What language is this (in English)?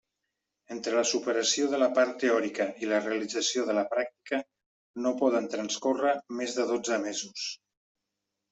Catalan